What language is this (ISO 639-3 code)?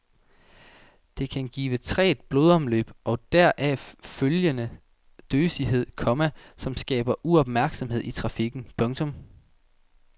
dan